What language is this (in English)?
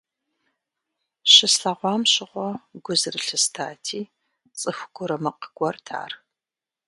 Kabardian